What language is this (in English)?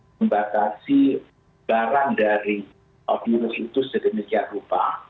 Indonesian